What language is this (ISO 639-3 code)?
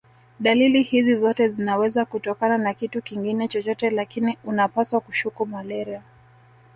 swa